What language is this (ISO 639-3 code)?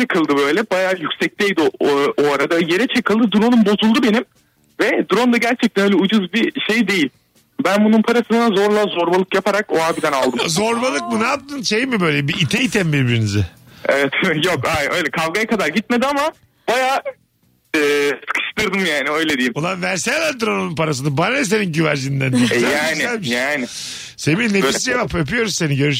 tur